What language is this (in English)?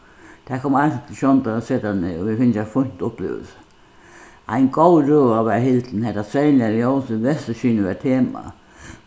Faroese